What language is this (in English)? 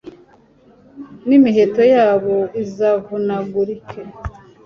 Kinyarwanda